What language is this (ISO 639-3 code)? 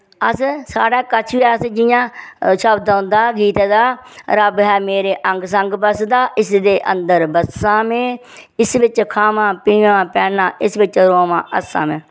doi